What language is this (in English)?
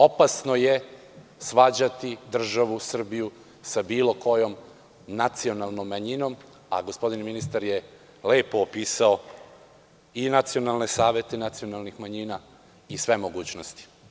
Serbian